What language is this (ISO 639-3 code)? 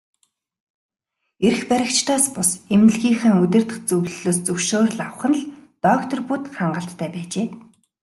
mon